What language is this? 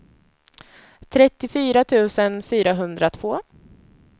Swedish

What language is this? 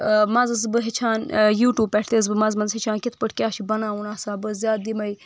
Kashmiri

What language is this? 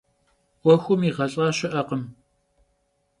Kabardian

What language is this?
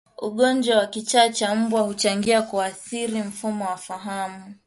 Swahili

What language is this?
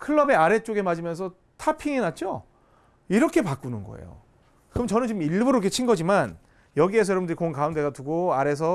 Korean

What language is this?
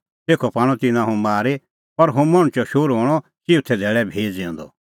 Kullu Pahari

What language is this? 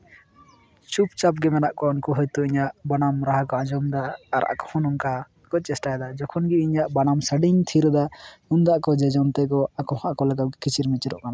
Santali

